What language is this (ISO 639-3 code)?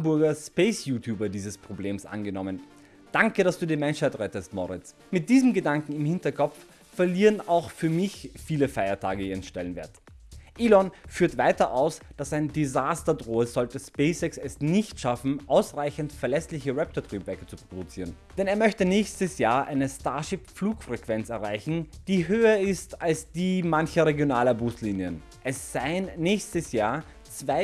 deu